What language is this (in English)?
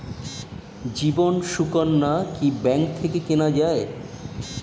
Bangla